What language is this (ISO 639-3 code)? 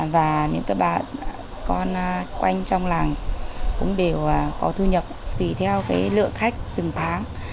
vie